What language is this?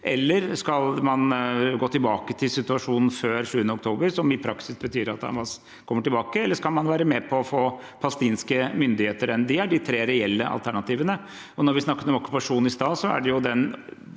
Norwegian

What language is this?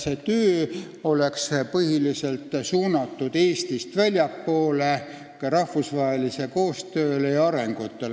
Estonian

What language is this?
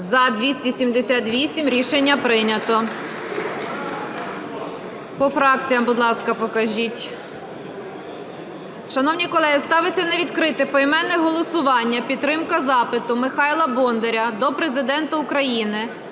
Ukrainian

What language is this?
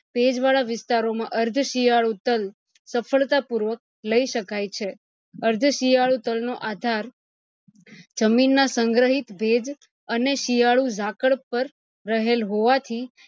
Gujarati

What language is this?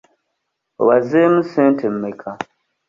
Ganda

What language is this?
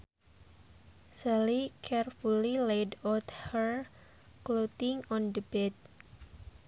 Sundanese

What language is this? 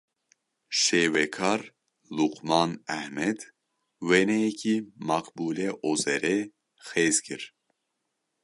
Kurdish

